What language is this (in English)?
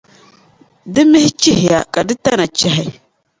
Dagbani